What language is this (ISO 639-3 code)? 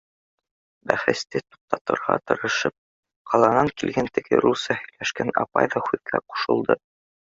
bak